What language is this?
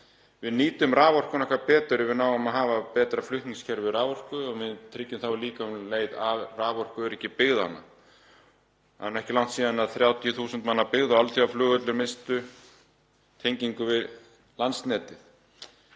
Icelandic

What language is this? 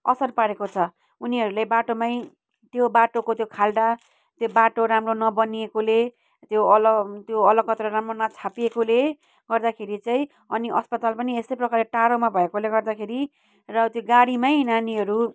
Nepali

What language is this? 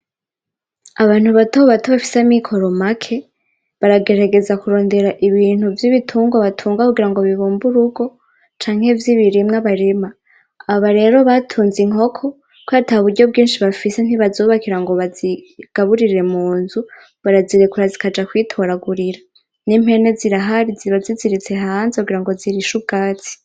Rundi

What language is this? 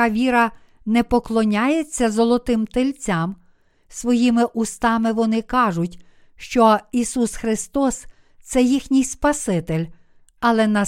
Ukrainian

